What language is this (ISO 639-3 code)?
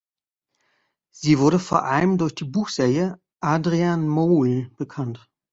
deu